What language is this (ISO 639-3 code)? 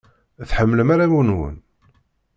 kab